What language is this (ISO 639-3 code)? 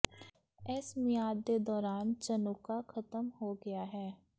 pan